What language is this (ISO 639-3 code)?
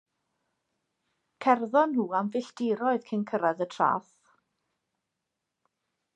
cym